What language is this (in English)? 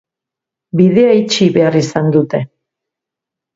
Basque